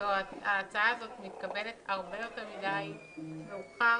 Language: Hebrew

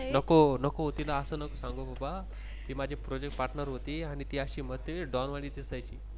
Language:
Marathi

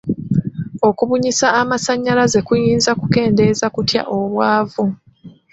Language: Ganda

